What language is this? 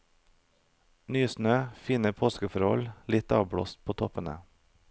Norwegian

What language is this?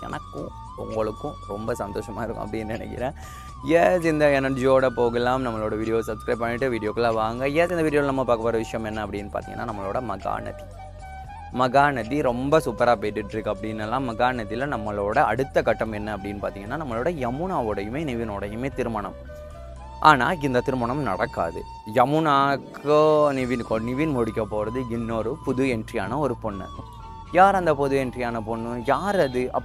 Tamil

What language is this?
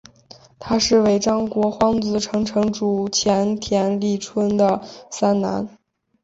Chinese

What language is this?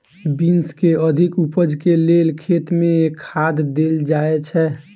Maithili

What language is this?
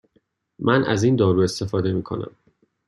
Persian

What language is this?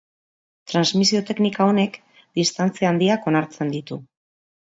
Basque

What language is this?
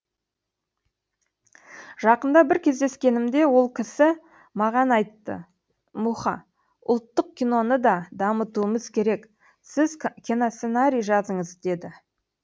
Kazakh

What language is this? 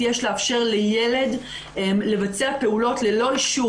Hebrew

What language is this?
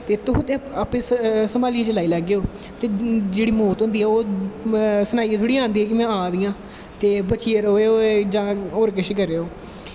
Dogri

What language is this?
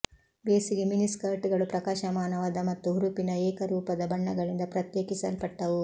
Kannada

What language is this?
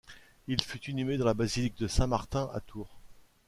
French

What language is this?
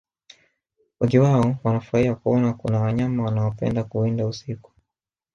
Swahili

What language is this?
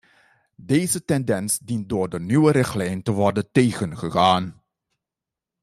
Dutch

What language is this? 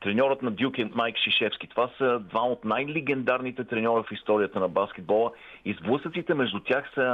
Bulgarian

